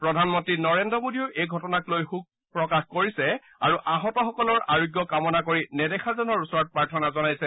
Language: Assamese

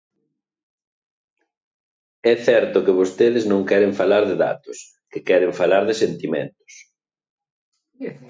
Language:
Galician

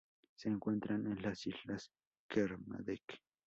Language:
Spanish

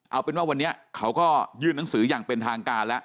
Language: Thai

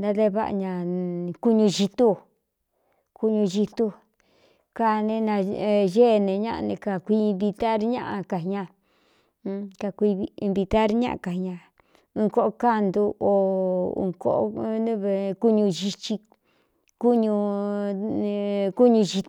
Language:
Cuyamecalco Mixtec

